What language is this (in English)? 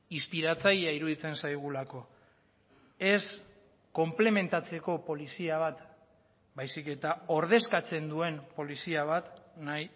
Basque